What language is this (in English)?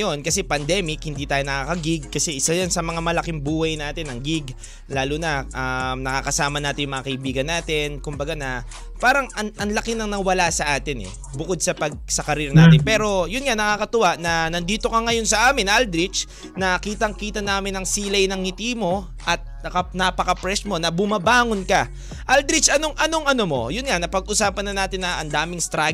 Filipino